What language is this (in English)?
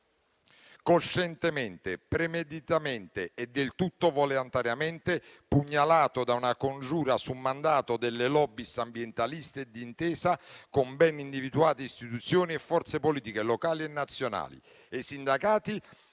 Italian